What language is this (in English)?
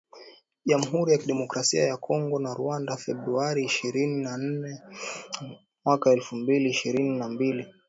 Swahili